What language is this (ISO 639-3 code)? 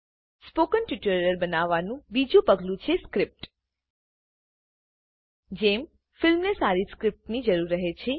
guj